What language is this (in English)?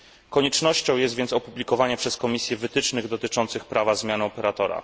Polish